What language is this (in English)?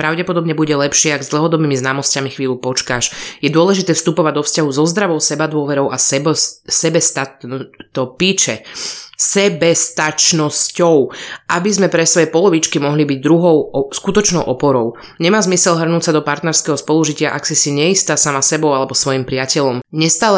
Slovak